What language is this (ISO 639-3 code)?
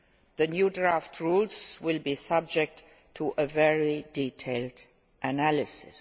eng